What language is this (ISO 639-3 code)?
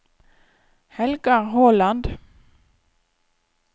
nor